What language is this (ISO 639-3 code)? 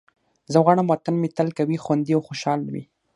pus